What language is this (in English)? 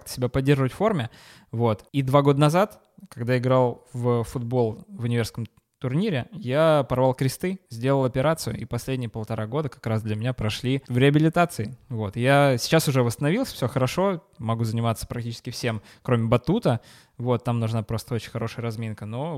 Russian